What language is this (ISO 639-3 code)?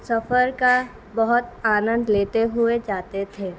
urd